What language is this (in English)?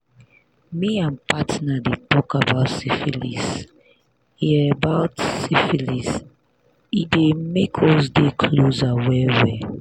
Nigerian Pidgin